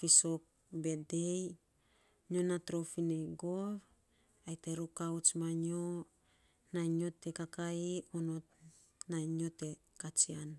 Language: Saposa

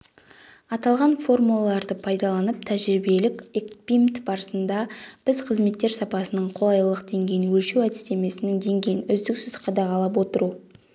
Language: Kazakh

